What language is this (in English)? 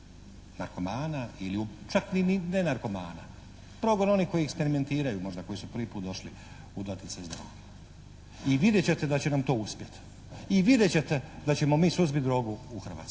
Croatian